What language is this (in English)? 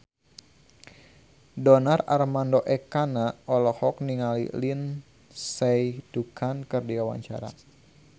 Sundanese